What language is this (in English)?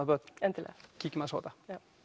Icelandic